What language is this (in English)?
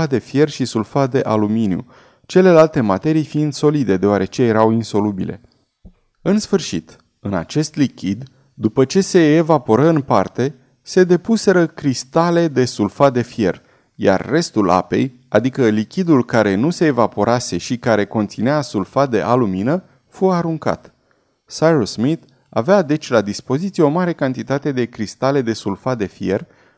Romanian